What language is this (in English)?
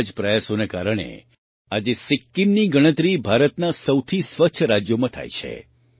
Gujarati